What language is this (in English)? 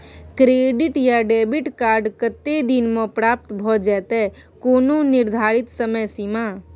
Maithili